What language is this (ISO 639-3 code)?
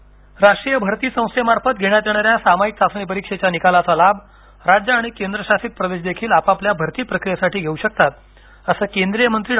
mar